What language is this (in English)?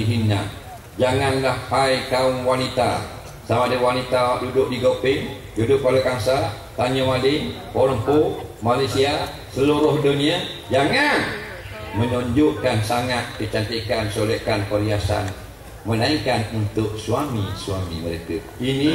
Malay